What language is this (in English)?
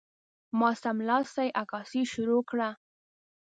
Pashto